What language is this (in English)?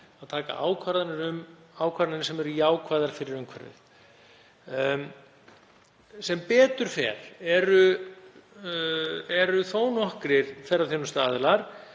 Icelandic